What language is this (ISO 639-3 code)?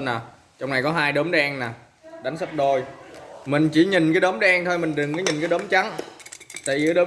vie